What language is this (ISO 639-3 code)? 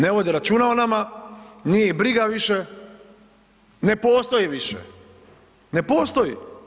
hrv